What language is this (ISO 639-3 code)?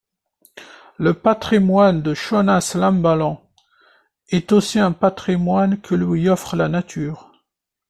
fra